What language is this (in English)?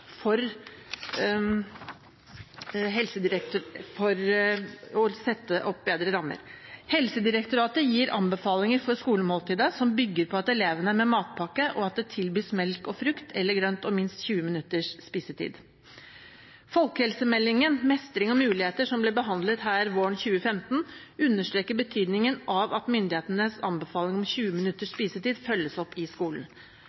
Norwegian Bokmål